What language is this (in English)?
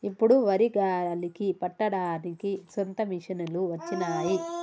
Telugu